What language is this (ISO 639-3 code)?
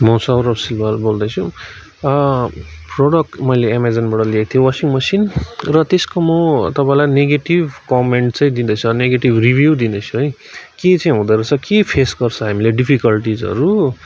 nep